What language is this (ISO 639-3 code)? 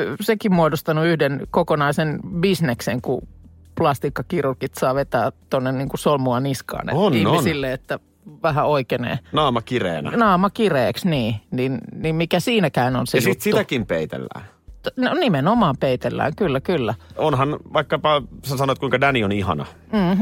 fin